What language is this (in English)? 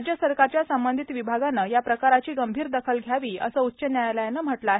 Marathi